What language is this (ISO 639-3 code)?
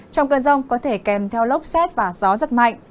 vie